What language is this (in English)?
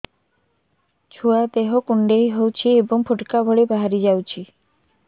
Odia